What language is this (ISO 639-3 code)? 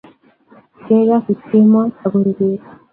kln